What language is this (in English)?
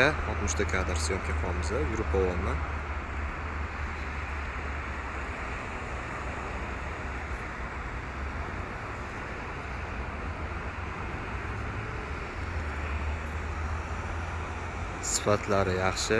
Uzbek